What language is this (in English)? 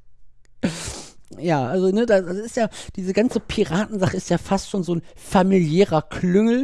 German